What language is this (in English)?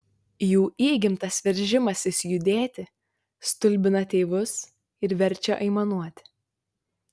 Lithuanian